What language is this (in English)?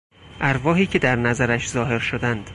Persian